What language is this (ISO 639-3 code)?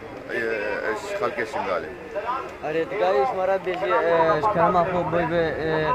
ara